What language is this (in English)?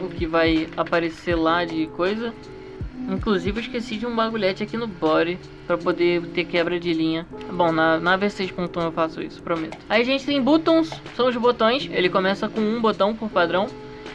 Portuguese